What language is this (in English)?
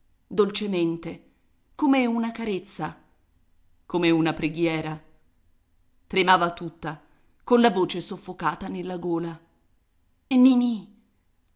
Italian